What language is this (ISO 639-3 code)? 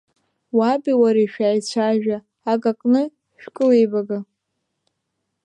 abk